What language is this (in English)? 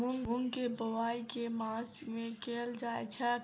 Maithili